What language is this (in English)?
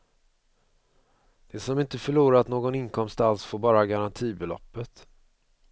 Swedish